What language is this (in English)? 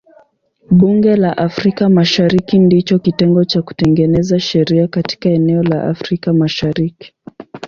Swahili